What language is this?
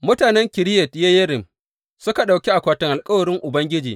Hausa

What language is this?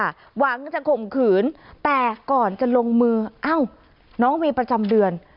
Thai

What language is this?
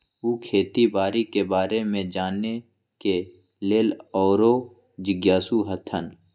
Magahi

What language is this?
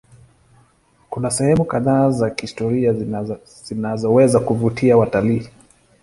Swahili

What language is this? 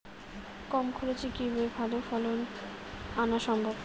Bangla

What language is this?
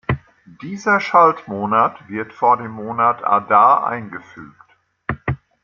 German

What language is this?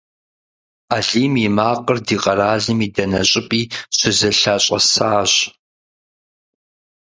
Kabardian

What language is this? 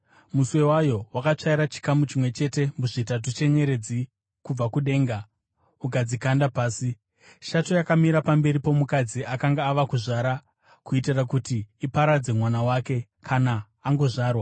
Shona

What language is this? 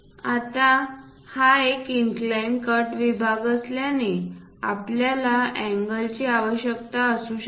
Marathi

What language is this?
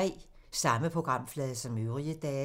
Danish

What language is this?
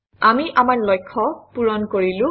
Assamese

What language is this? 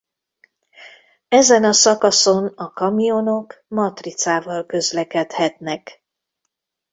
Hungarian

